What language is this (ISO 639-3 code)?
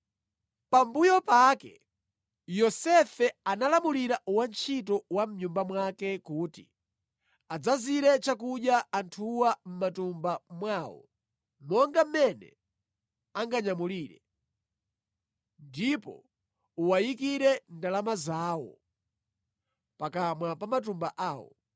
nya